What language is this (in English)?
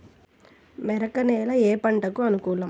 Telugu